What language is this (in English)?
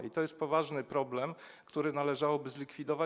Polish